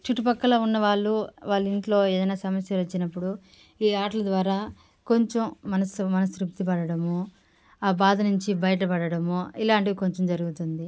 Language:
Telugu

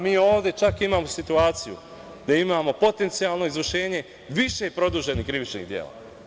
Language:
Serbian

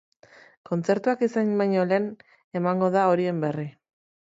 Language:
Basque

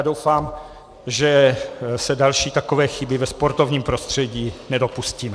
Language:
Czech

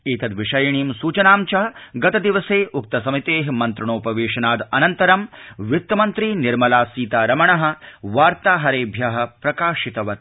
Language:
Sanskrit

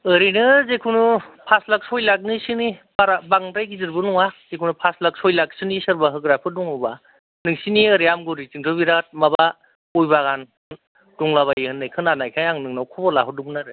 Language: Bodo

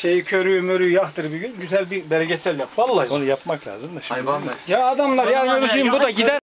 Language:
Turkish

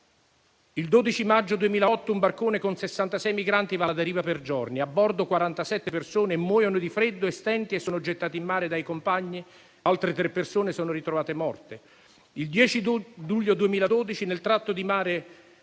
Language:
Italian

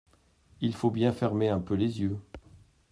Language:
French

